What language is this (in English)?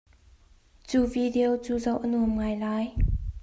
Hakha Chin